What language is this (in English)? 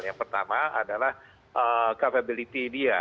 Indonesian